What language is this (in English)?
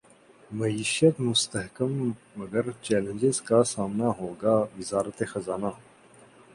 Urdu